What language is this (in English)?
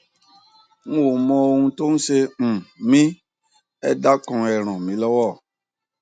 Yoruba